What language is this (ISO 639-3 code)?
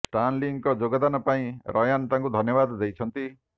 ori